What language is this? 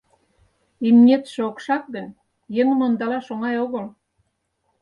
Mari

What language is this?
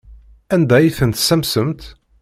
Kabyle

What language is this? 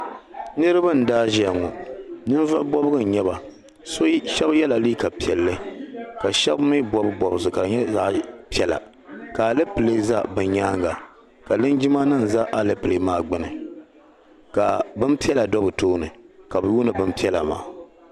Dagbani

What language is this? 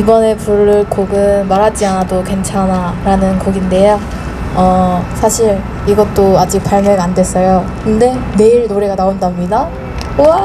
Korean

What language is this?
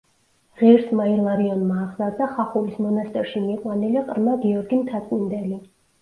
Georgian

